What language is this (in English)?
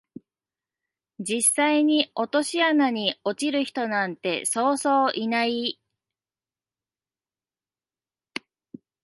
Japanese